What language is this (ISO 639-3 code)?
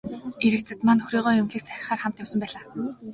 mon